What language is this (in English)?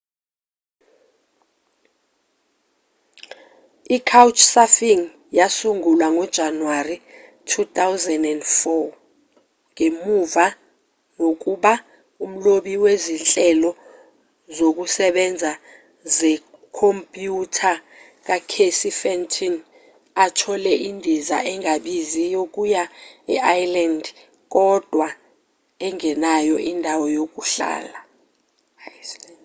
Zulu